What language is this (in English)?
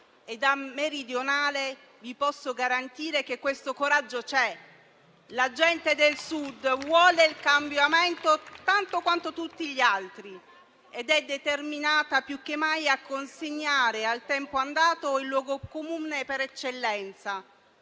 Italian